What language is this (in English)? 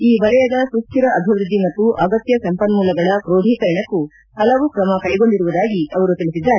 Kannada